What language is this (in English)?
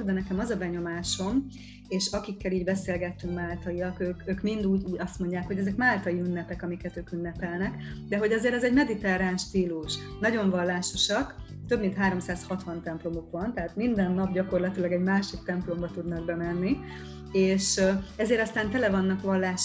Hungarian